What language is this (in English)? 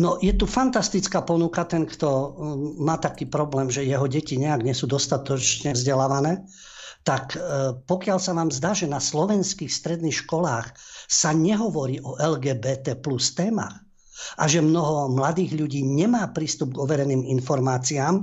Slovak